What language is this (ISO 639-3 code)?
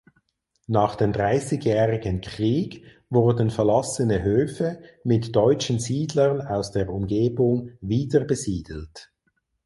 deu